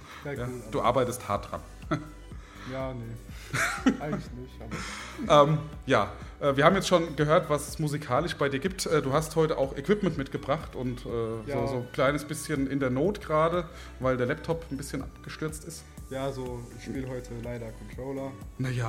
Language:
German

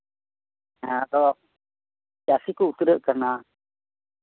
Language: Santali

